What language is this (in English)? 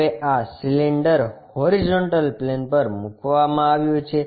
Gujarati